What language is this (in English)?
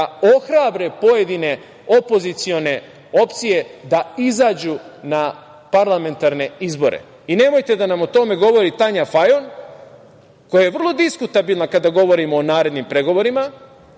Serbian